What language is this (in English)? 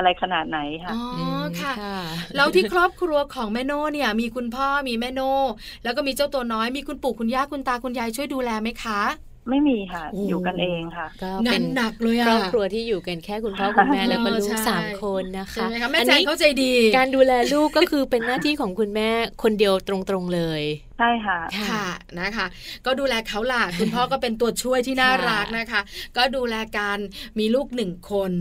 Thai